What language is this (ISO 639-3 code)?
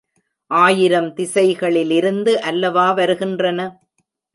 tam